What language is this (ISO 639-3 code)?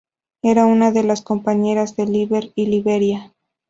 spa